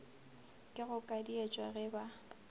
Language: Northern Sotho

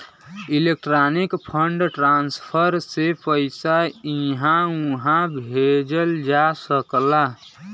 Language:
Bhojpuri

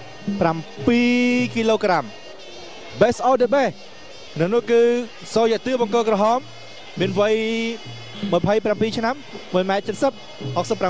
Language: Thai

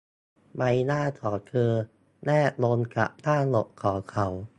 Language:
Thai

